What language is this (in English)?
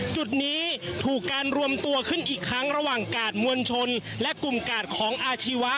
Thai